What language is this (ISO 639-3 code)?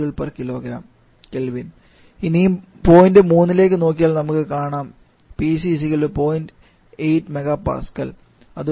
mal